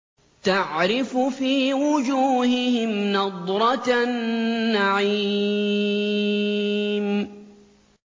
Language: Arabic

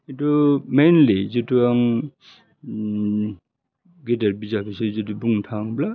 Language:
Bodo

